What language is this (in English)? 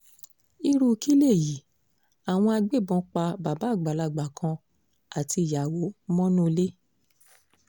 Yoruba